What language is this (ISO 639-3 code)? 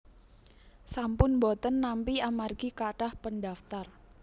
jav